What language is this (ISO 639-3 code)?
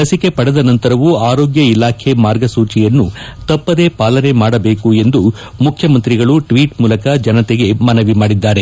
kan